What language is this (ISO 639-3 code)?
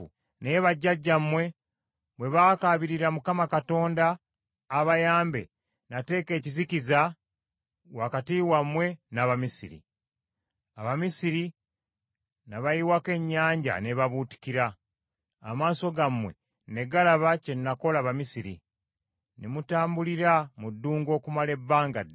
lug